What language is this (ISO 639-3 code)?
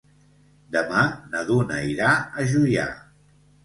cat